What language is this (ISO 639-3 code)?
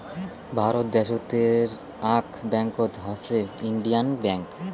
ben